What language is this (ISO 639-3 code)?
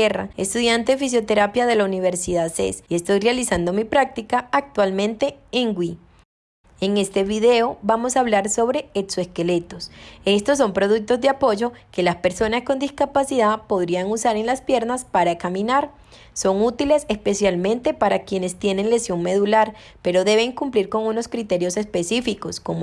spa